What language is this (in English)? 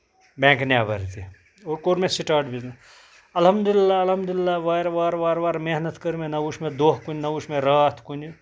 Kashmiri